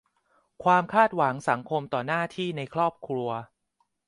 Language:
Thai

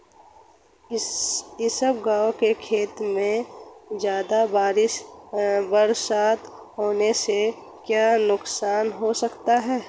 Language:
Hindi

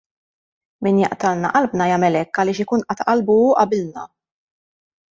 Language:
Maltese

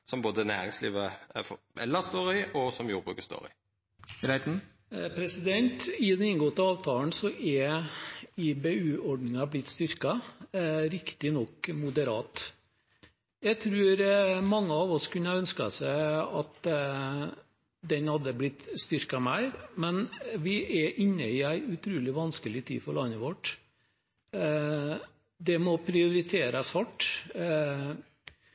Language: Norwegian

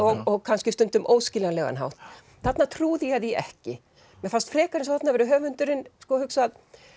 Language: Icelandic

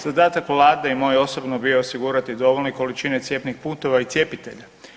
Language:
Croatian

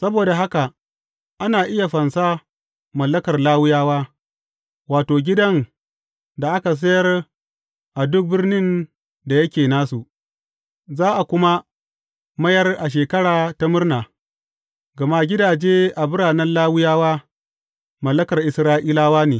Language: Hausa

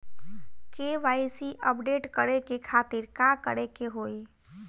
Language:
Bhojpuri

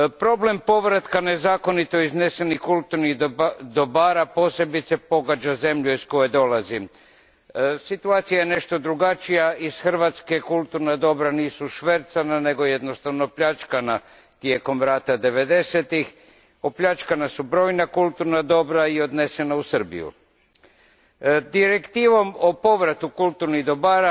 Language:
Croatian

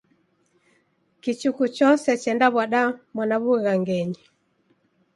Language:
Taita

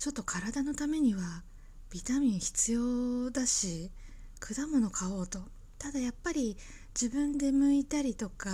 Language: Japanese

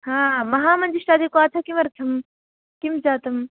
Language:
Sanskrit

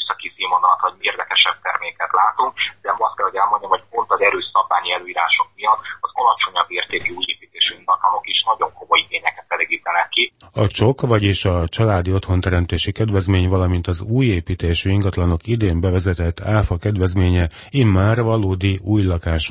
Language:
Hungarian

